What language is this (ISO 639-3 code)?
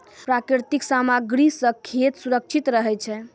mai